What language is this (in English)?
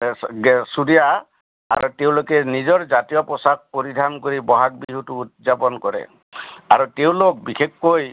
Assamese